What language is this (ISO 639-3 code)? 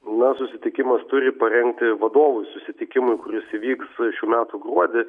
lit